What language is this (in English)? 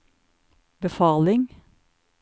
Norwegian